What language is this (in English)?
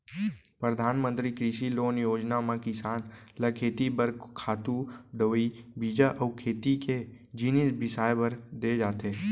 Chhattisgarhi